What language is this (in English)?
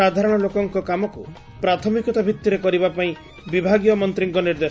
Odia